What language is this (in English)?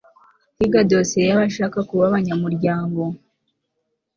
Kinyarwanda